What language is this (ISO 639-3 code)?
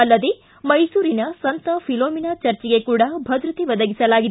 kan